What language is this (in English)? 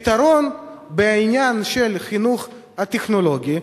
Hebrew